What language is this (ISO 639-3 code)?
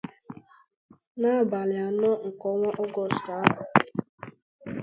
ibo